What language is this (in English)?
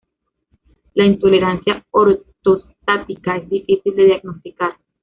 Spanish